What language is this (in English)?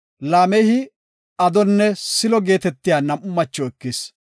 Gofa